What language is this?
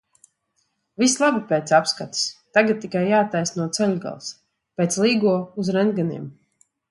Latvian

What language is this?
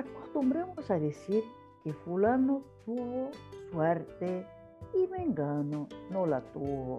Spanish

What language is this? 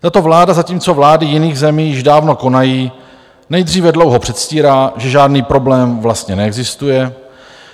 Czech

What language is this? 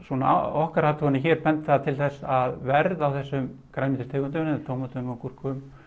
Icelandic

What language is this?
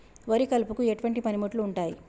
Telugu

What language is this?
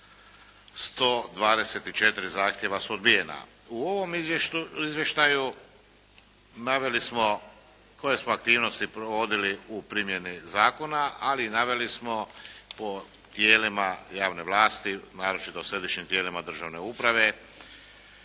Croatian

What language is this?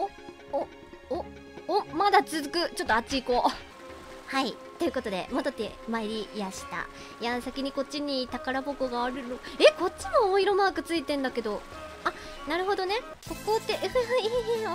Japanese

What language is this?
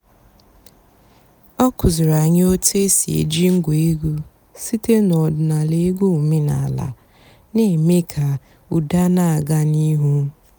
Igbo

